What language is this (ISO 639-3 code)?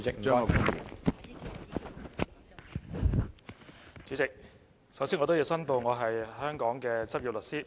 yue